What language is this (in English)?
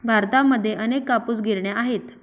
Marathi